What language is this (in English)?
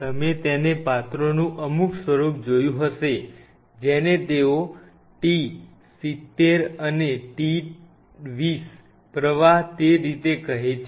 Gujarati